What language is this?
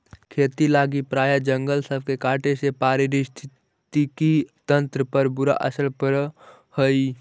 Magahi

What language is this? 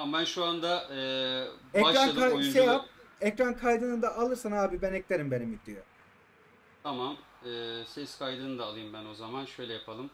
Turkish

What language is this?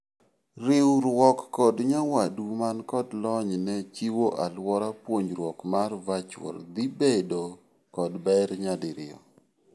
Luo (Kenya and Tanzania)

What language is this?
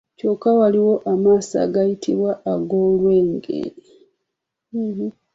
Ganda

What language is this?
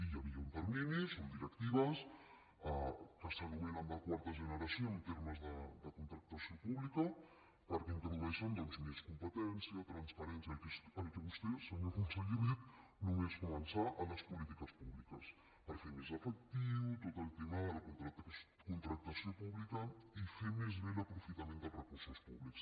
Catalan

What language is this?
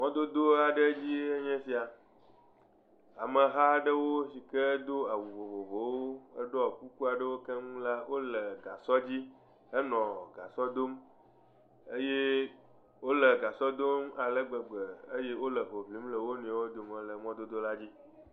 Ewe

